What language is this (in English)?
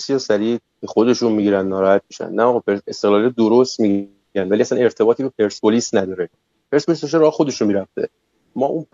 Persian